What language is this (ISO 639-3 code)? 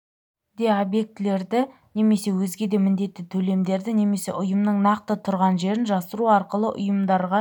kaz